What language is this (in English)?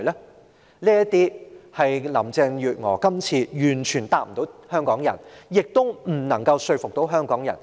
Cantonese